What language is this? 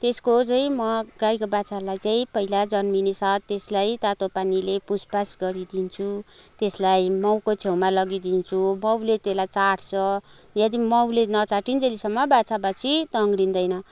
Nepali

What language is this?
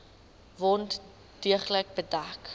Afrikaans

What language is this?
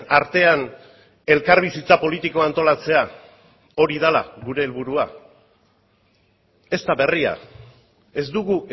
Basque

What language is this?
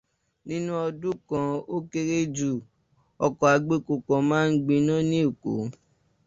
Yoruba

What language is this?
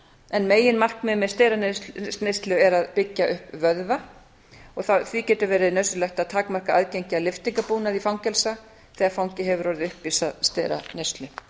Icelandic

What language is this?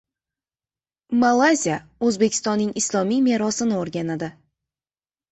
Uzbek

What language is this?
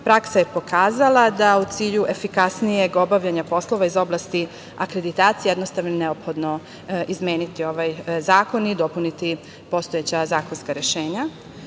Serbian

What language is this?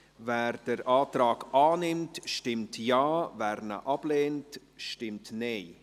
Swiss German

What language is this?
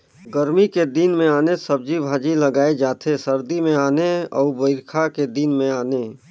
Chhattisgarhi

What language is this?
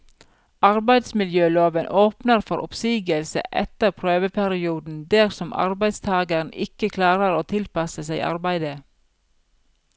Norwegian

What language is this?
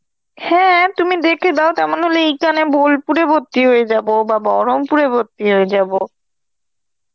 Bangla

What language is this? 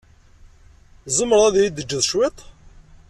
Kabyle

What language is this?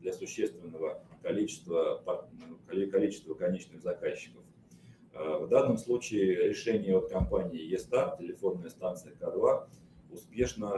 Russian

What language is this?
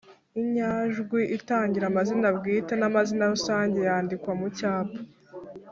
Kinyarwanda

